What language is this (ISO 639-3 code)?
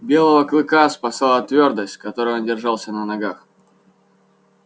rus